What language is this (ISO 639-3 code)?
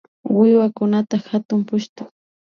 qvi